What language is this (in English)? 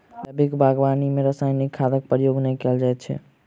Maithili